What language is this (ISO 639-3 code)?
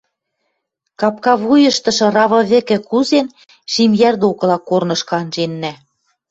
mrj